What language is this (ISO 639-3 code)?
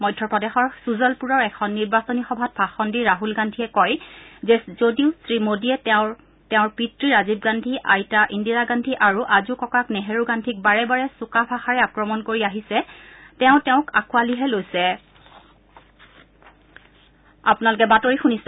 asm